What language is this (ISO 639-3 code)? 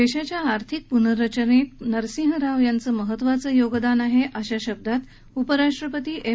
mar